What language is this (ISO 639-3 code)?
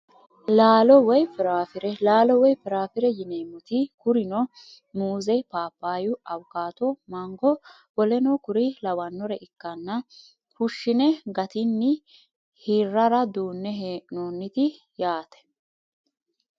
sid